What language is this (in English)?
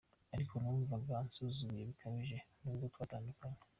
Kinyarwanda